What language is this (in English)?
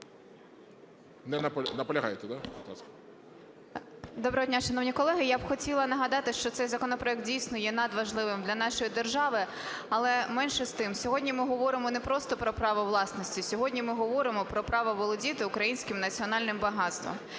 Ukrainian